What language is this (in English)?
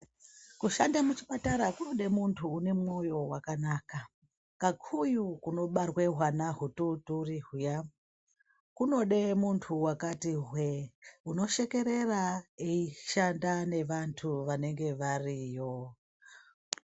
Ndau